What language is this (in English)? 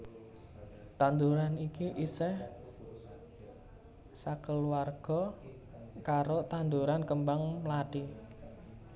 Javanese